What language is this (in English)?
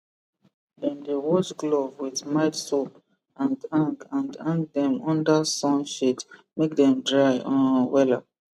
Nigerian Pidgin